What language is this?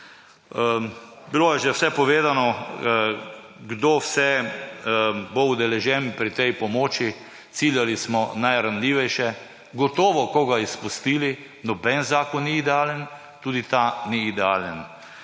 Slovenian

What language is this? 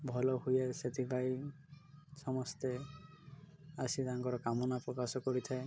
Odia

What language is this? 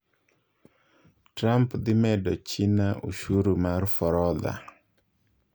Luo (Kenya and Tanzania)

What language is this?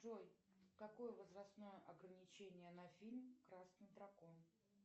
Russian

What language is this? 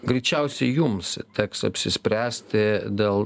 Lithuanian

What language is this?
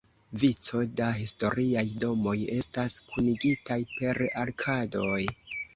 Esperanto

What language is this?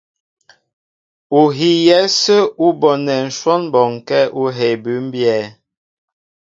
Mbo (Cameroon)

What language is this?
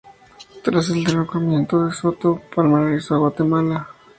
Spanish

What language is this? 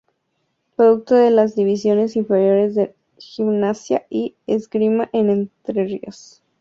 Spanish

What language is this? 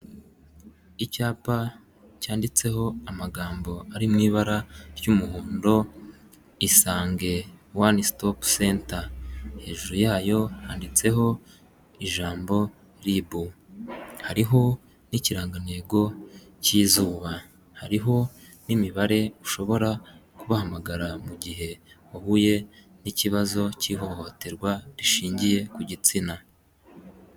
Kinyarwanda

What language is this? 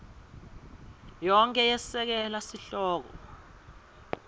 Swati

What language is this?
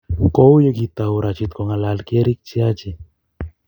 Kalenjin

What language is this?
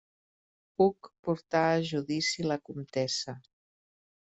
Catalan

